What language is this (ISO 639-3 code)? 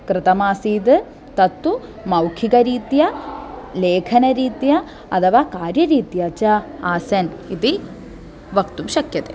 san